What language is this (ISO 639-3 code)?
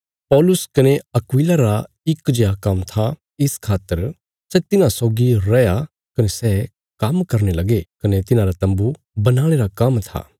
kfs